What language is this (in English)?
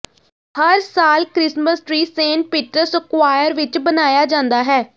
Punjabi